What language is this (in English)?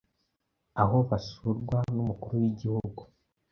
Kinyarwanda